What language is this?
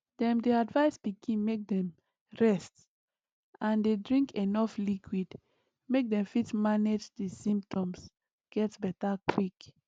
Nigerian Pidgin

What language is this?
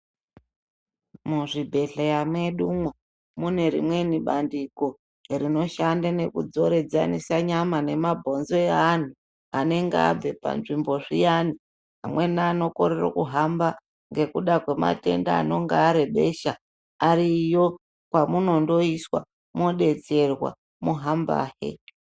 Ndau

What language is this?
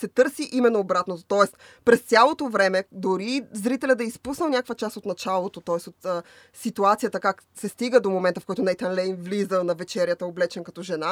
Bulgarian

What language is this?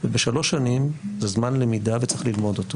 Hebrew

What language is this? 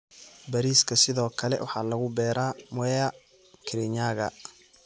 Somali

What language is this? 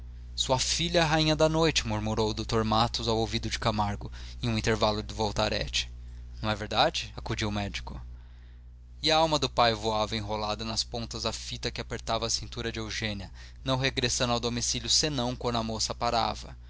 Portuguese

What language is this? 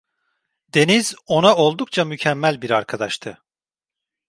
Turkish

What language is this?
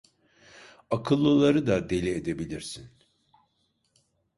Turkish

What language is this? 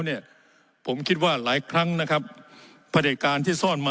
Thai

